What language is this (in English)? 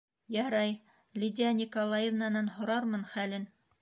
Bashkir